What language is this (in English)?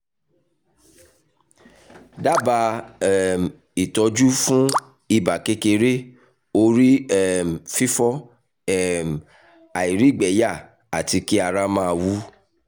Yoruba